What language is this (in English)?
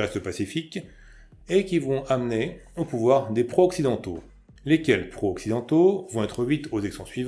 French